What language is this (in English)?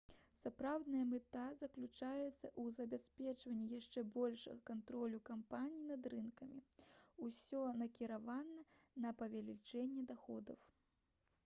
Belarusian